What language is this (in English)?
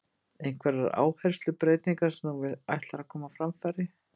Icelandic